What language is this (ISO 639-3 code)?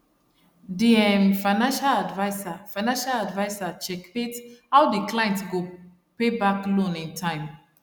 pcm